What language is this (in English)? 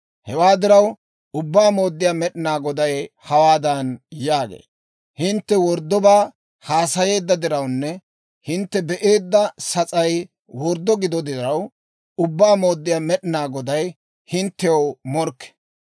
Dawro